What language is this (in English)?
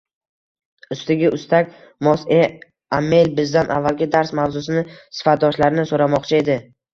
Uzbek